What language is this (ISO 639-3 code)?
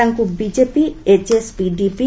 ori